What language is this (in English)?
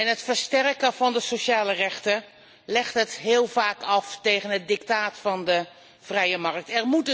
Dutch